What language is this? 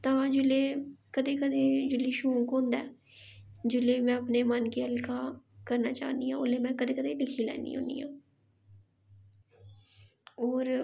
Dogri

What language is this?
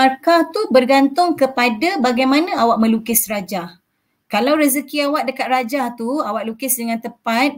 Malay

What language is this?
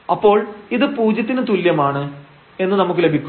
Malayalam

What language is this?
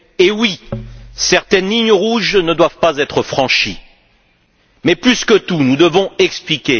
French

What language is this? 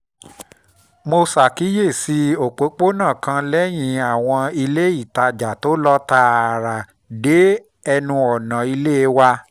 Yoruba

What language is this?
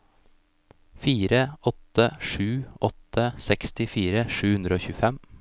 Norwegian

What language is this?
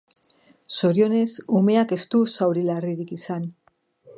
Basque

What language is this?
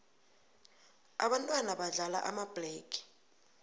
South Ndebele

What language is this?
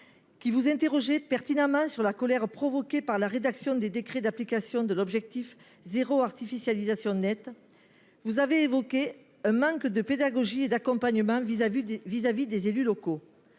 French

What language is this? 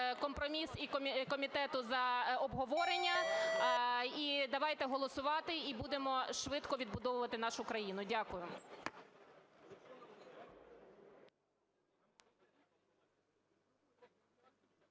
Ukrainian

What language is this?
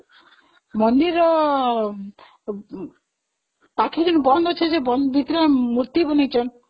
Odia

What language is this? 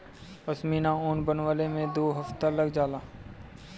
Bhojpuri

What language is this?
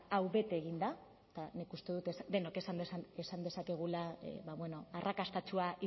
Basque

